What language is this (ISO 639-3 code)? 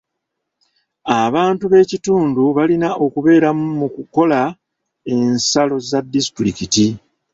lug